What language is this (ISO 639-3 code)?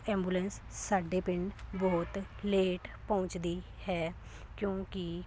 pan